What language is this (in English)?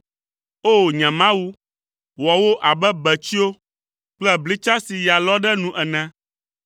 Ewe